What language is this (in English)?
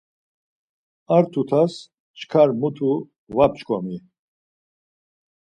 Laz